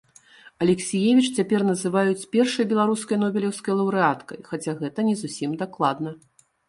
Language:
Belarusian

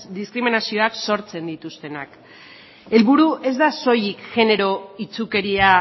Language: Basque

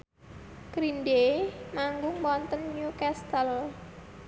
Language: Javanese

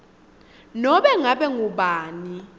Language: Swati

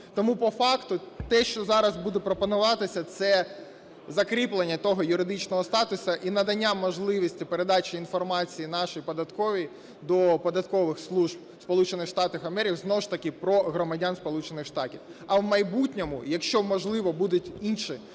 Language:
Ukrainian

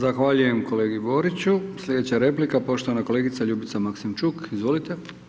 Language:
Croatian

